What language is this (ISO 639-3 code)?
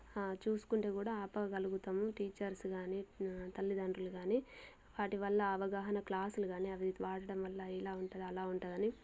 tel